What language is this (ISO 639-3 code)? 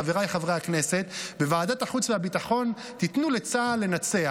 heb